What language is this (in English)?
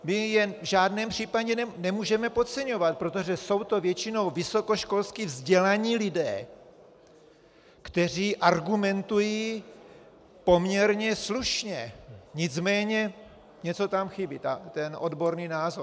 Czech